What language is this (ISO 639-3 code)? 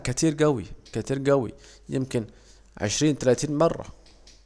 aec